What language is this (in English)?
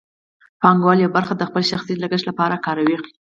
Pashto